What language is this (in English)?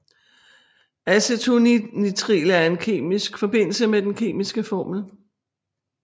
Danish